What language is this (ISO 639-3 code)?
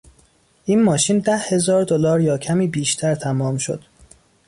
fas